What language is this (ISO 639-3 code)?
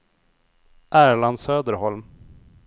swe